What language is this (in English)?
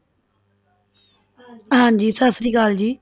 Punjabi